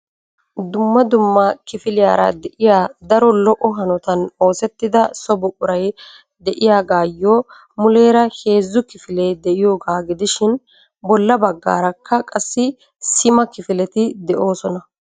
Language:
Wolaytta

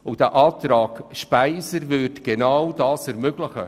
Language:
Swiss German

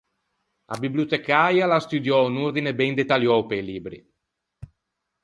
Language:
Ligurian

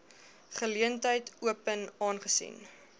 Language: Afrikaans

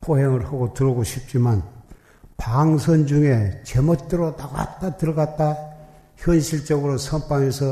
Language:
Korean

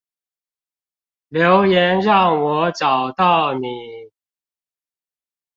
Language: Chinese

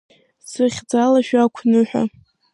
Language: Abkhazian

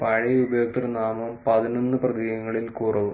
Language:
Malayalam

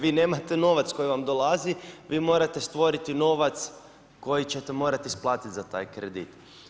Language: Croatian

